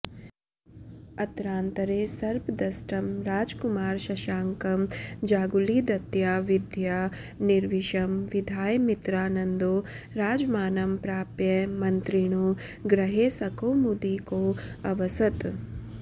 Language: Sanskrit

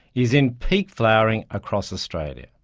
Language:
English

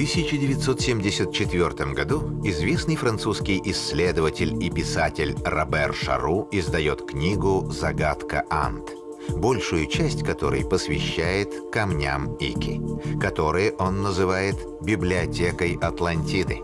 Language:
Russian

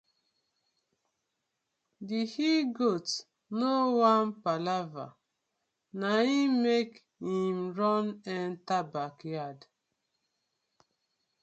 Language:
Nigerian Pidgin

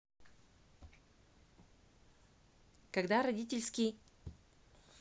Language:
Russian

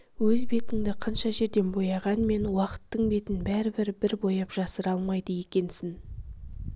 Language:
Kazakh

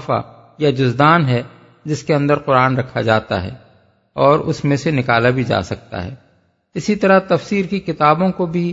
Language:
Urdu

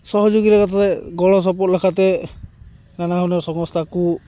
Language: Santali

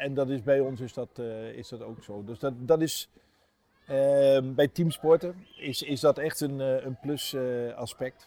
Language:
Dutch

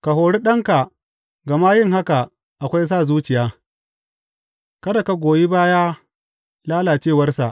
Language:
Hausa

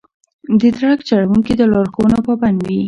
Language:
Pashto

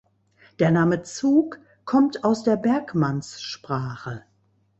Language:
German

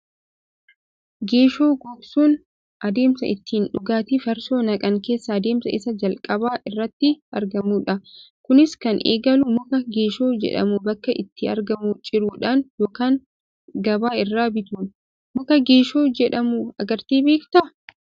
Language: Oromo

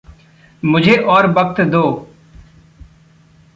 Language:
Hindi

